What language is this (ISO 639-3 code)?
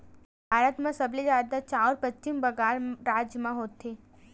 hne